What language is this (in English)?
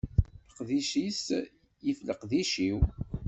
Kabyle